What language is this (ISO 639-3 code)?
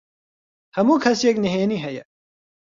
ckb